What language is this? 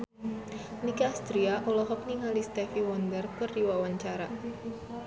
Sundanese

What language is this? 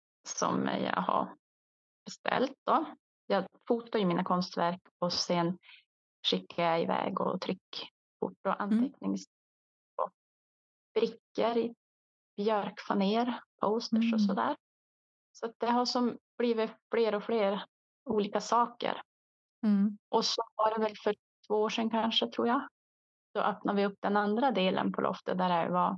Swedish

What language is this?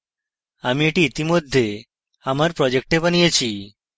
Bangla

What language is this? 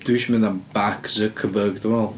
Welsh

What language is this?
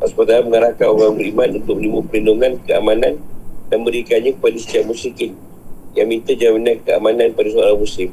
Malay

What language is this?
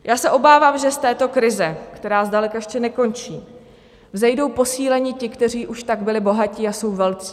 Czech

